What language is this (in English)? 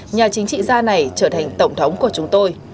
Vietnamese